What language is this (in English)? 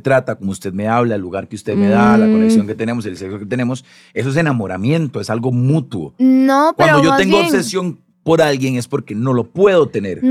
Spanish